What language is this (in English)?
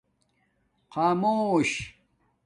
Domaaki